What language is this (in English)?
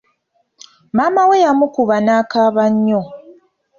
Ganda